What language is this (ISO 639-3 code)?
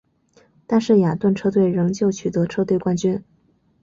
zho